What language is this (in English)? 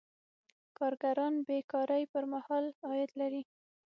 Pashto